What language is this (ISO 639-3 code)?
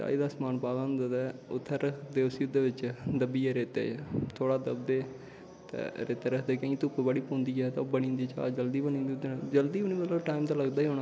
doi